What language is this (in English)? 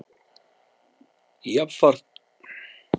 Icelandic